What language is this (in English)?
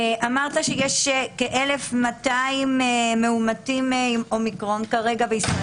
Hebrew